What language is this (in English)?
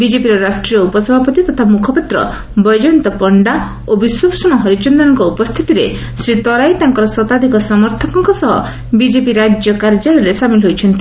Odia